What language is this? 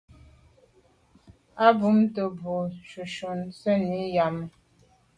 Medumba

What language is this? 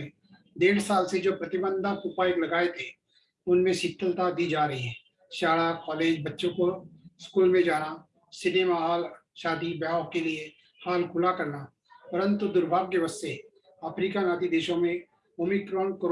Hindi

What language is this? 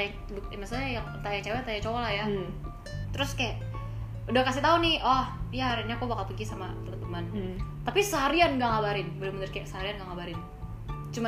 Indonesian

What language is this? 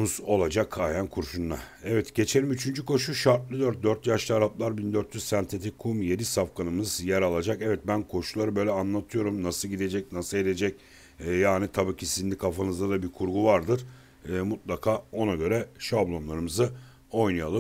Turkish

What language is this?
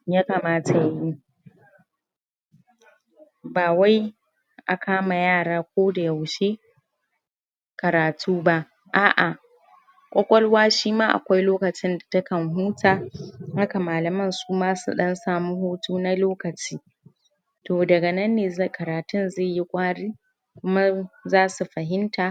Hausa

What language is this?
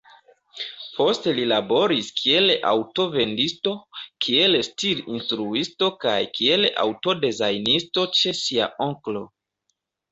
Esperanto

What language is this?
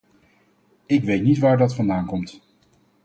Dutch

